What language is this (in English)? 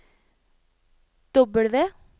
Norwegian